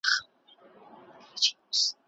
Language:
Pashto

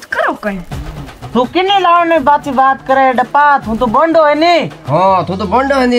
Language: Romanian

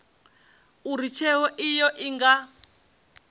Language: Venda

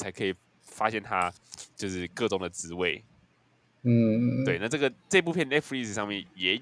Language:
Chinese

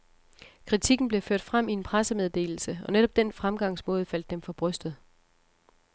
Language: Danish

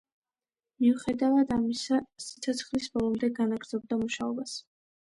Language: Georgian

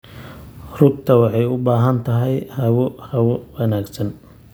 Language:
Somali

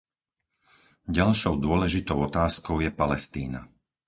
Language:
Slovak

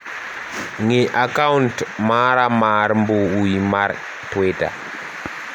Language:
Luo (Kenya and Tanzania)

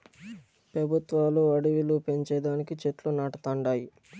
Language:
Telugu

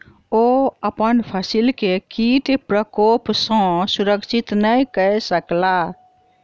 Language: Maithili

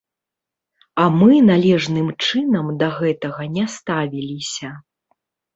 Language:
Belarusian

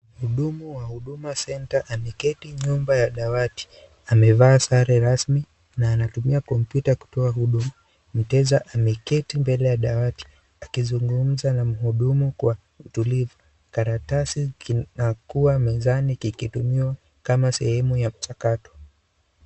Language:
Swahili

